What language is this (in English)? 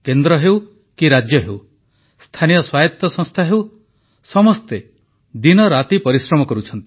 Odia